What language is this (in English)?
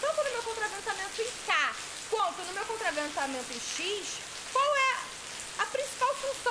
Portuguese